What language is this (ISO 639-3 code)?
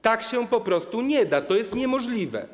pol